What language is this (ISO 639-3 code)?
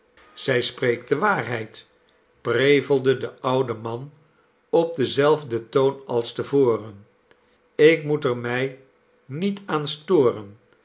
nld